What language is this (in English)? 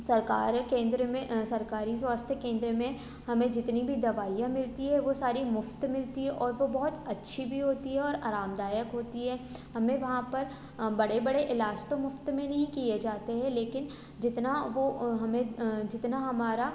Hindi